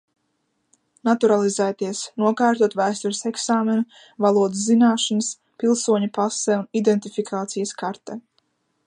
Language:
Latvian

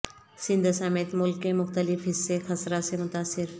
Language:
Urdu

